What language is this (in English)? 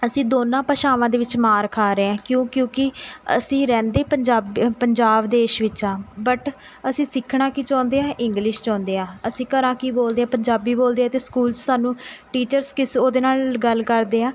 Punjabi